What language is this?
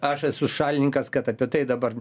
Lithuanian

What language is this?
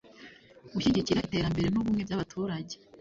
Kinyarwanda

